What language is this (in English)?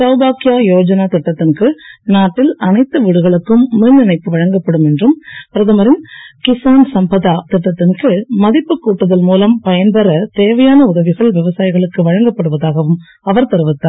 Tamil